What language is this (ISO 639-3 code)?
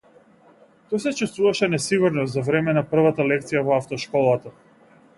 mkd